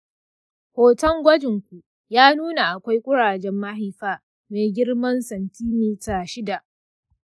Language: Hausa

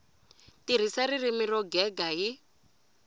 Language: Tsonga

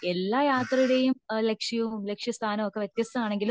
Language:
Malayalam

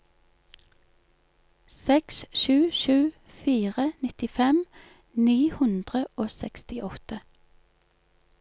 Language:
Norwegian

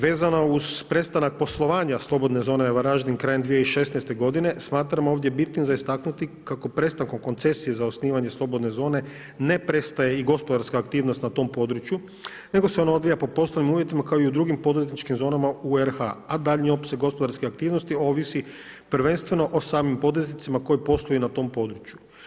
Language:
Croatian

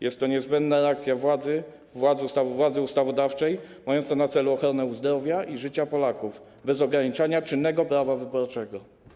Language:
Polish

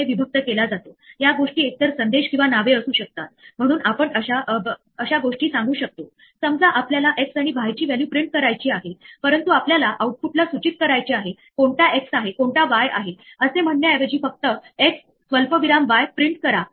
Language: Marathi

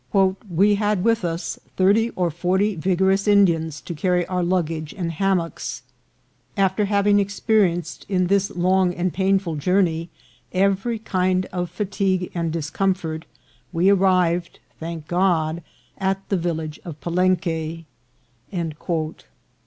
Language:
English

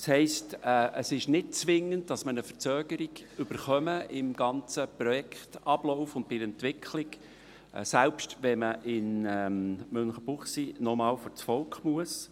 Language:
Swiss German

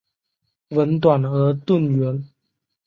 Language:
Chinese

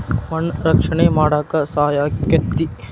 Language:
Kannada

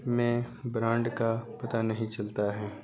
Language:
Urdu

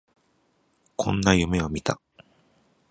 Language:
Japanese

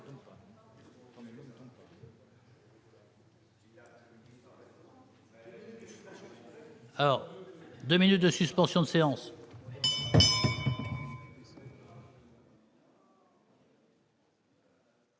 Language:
French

